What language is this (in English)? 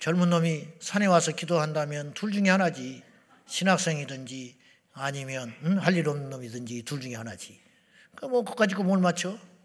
Korean